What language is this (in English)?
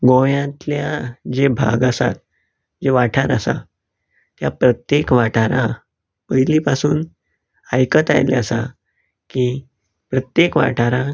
Konkani